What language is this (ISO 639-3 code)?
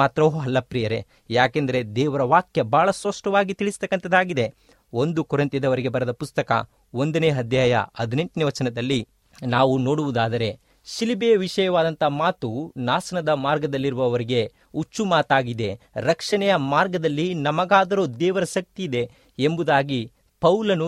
kan